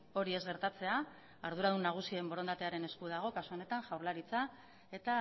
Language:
Basque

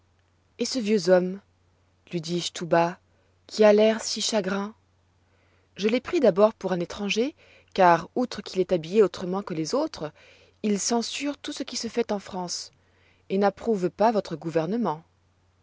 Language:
French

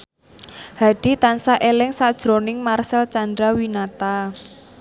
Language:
Javanese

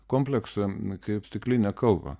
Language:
Lithuanian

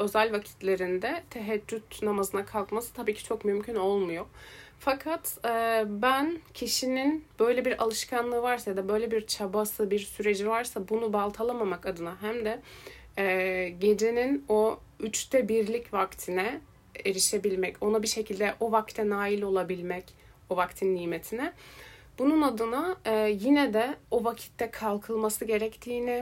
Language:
Turkish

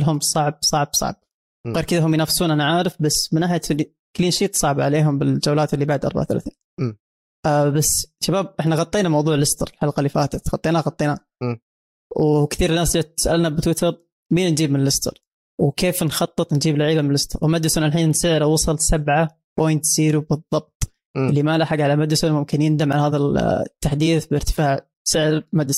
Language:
Arabic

